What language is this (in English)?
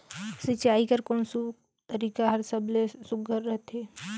Chhattisgarhi